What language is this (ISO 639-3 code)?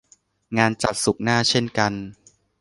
tha